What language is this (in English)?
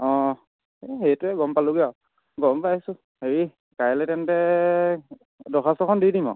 Assamese